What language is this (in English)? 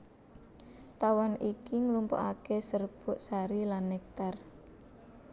Javanese